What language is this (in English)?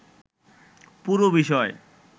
Bangla